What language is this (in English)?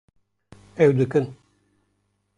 Kurdish